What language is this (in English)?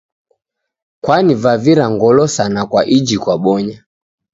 Taita